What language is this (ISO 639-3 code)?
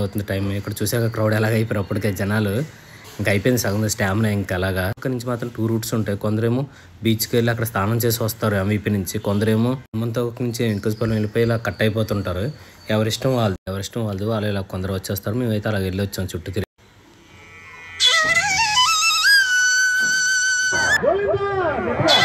tel